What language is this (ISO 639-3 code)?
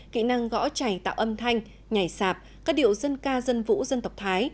vie